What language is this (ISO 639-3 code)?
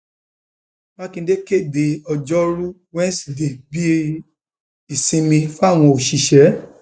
yor